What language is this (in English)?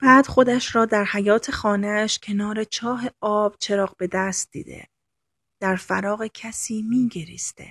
Persian